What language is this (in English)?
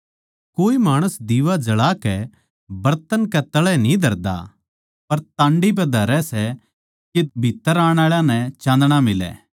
Haryanvi